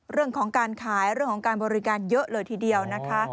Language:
Thai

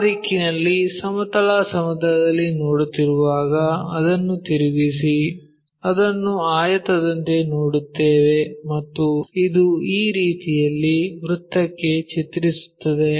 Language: Kannada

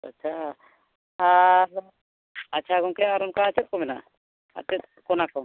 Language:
Santali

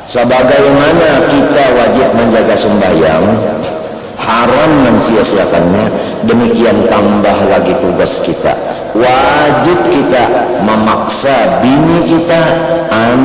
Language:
Indonesian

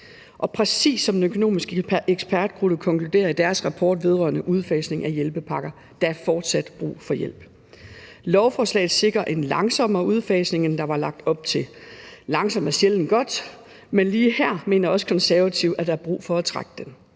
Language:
Danish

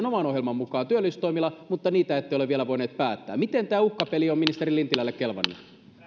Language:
Finnish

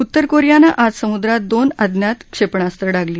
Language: Marathi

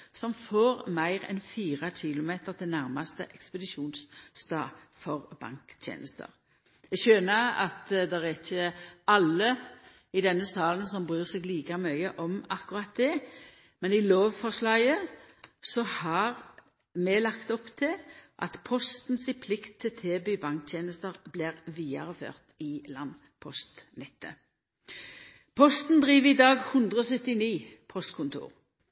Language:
Norwegian Nynorsk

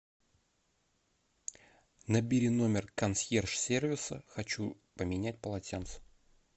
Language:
Russian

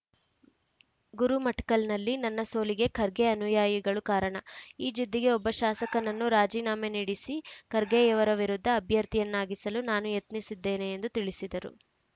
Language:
Kannada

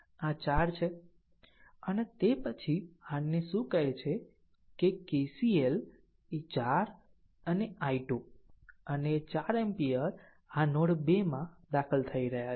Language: Gujarati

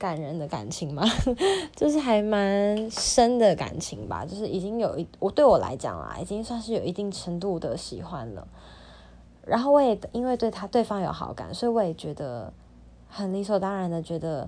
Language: Chinese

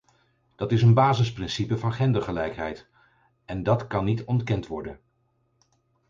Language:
Dutch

